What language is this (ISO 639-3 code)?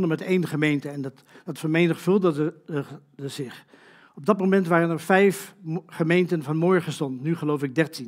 nld